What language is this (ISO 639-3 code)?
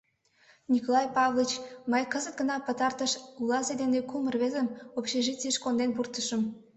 chm